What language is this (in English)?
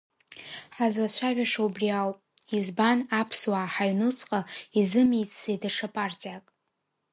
Abkhazian